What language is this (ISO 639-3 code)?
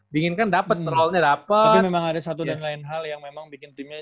ind